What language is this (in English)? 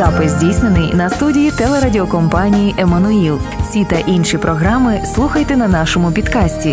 Ukrainian